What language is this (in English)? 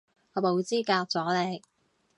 Cantonese